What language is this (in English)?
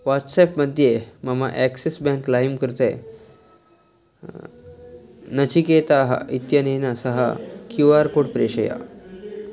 Sanskrit